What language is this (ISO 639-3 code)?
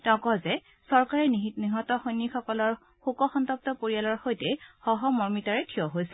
asm